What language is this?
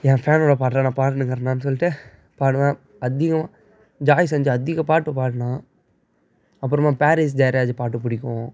Tamil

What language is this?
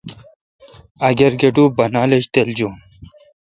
Kalkoti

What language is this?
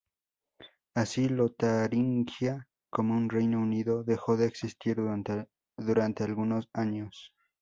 Spanish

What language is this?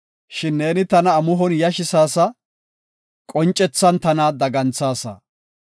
Gofa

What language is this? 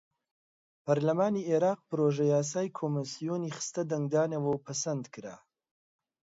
Central Kurdish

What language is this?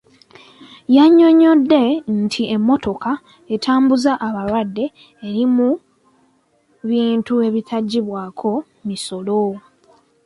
Ganda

